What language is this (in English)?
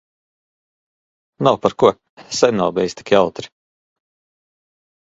Latvian